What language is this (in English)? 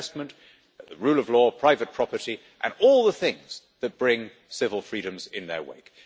English